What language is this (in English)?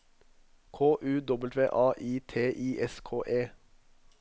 Norwegian